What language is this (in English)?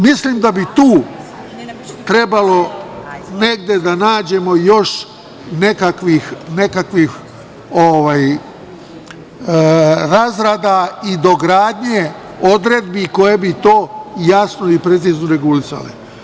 Serbian